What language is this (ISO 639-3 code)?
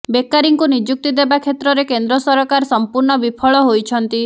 ori